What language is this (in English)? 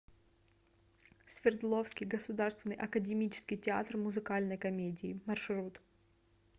Russian